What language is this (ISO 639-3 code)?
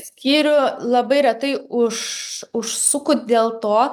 lit